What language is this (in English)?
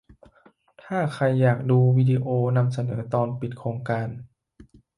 Thai